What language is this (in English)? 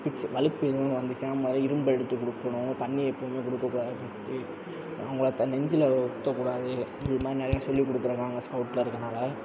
Tamil